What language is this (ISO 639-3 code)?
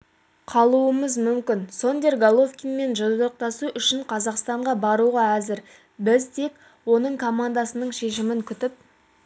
kaz